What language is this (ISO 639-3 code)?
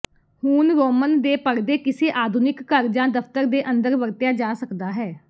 pan